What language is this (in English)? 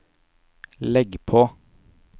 Norwegian